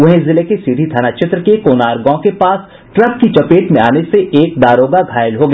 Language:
Hindi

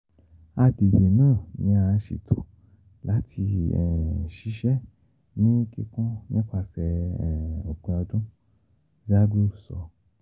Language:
Yoruba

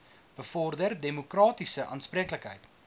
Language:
Afrikaans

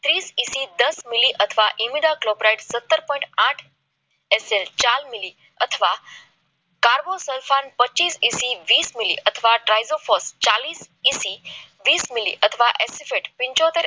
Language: Gujarati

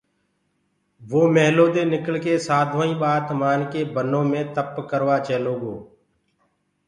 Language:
Gurgula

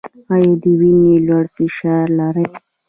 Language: Pashto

